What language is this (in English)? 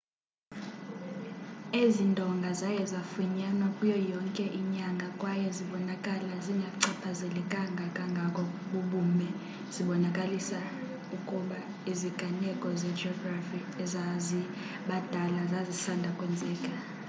Xhosa